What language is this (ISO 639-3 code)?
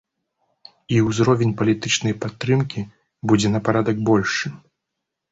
bel